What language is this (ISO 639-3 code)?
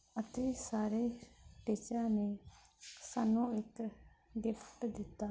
pan